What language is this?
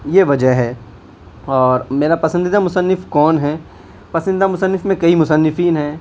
Urdu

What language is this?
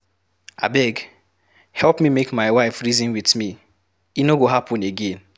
Nigerian Pidgin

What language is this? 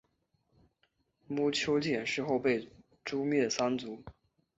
Chinese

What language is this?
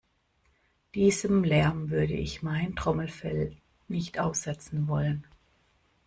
German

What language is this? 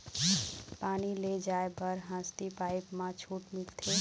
Chhattisgarhi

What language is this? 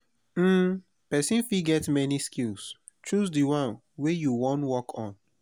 Nigerian Pidgin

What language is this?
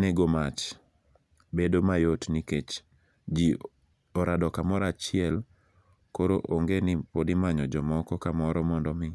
Luo (Kenya and Tanzania)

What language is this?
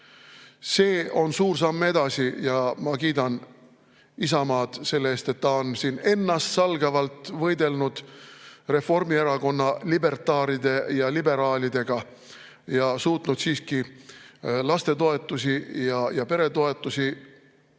Estonian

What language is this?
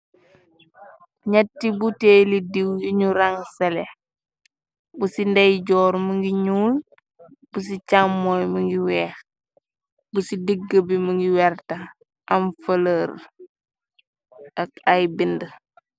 Wolof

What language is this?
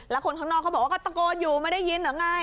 Thai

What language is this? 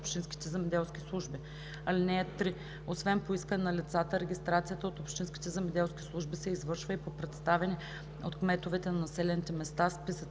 Bulgarian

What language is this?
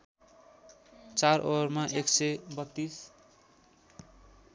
Nepali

